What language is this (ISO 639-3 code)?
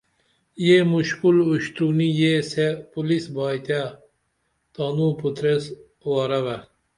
dml